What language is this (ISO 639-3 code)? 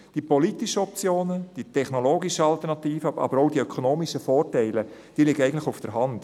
gsw